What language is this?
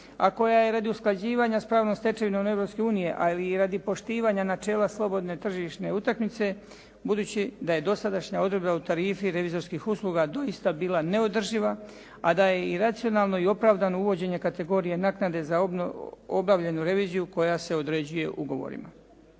Croatian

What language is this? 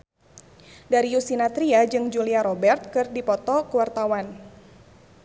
Sundanese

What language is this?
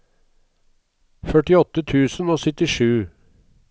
Norwegian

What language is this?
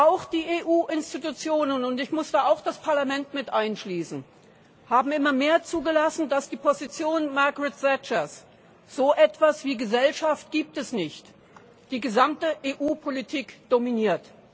German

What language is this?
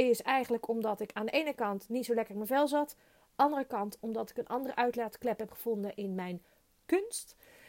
Dutch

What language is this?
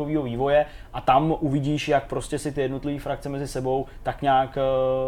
Czech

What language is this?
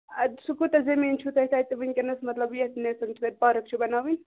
Kashmiri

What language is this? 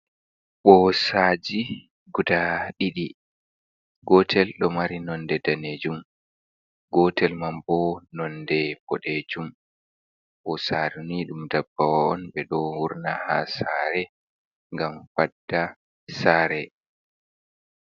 Fula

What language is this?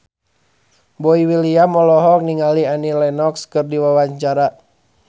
Sundanese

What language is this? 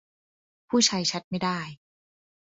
Thai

